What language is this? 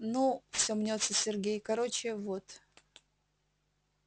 Russian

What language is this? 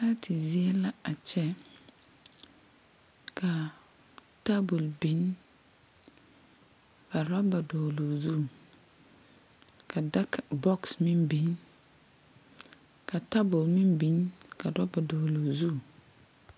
Southern Dagaare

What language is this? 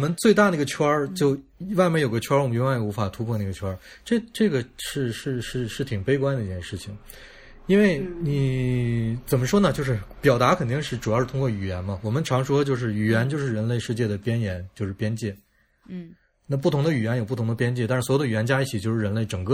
Chinese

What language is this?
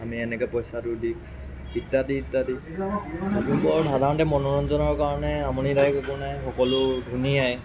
Assamese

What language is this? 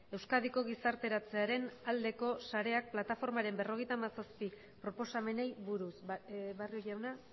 Basque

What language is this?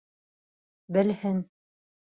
Bashkir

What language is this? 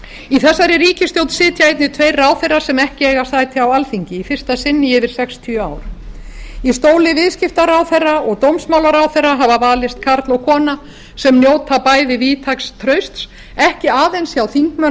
Icelandic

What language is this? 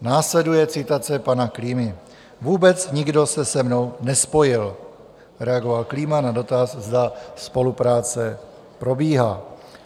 Czech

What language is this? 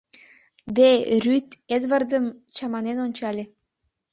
Mari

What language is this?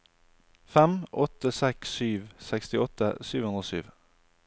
Norwegian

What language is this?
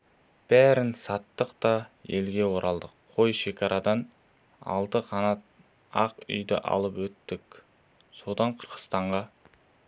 Kazakh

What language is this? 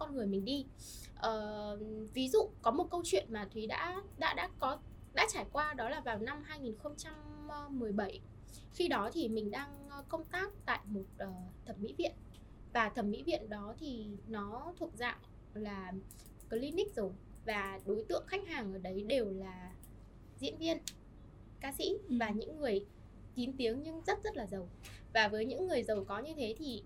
Vietnamese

